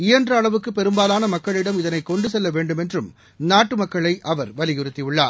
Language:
Tamil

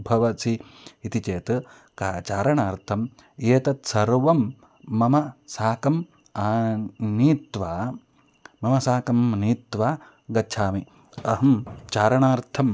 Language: Sanskrit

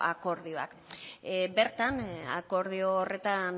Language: Basque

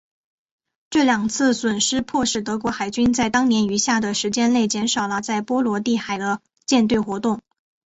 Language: Chinese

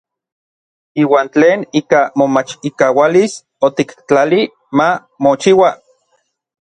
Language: Orizaba Nahuatl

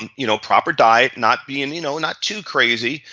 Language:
English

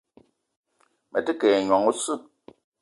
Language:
Eton (Cameroon)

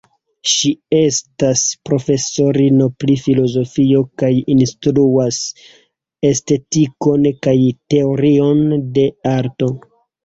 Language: Esperanto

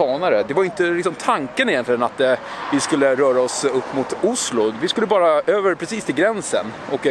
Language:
Swedish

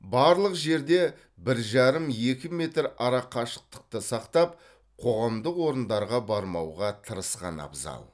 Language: Kazakh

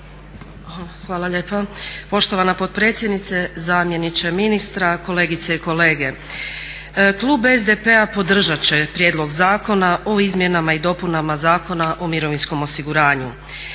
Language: Croatian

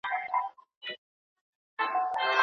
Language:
Pashto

